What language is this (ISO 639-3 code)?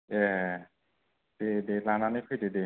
brx